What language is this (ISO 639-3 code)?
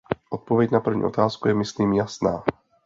ces